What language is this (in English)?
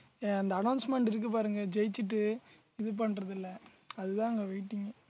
Tamil